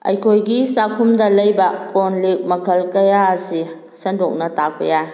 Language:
Manipuri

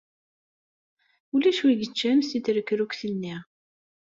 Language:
Kabyle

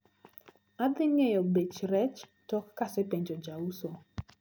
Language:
Luo (Kenya and Tanzania)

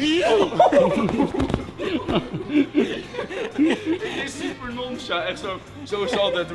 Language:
Dutch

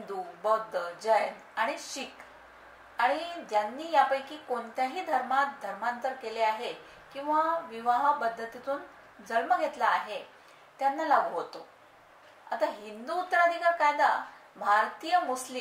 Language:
Marathi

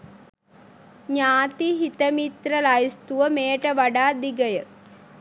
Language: Sinhala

